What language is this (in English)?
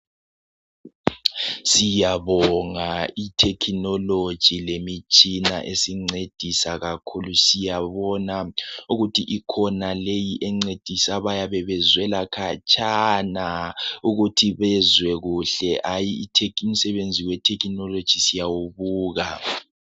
North Ndebele